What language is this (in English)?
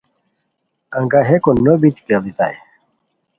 Khowar